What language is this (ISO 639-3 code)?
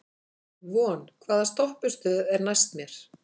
isl